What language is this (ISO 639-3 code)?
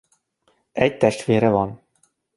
hun